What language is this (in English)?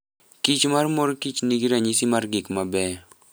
Luo (Kenya and Tanzania)